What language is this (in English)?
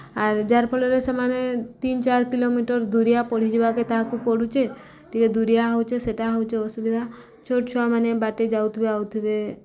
Odia